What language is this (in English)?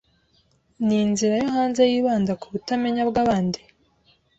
Kinyarwanda